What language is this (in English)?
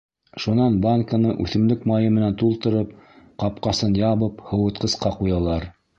Bashkir